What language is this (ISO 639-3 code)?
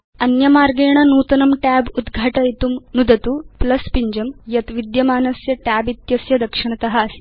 san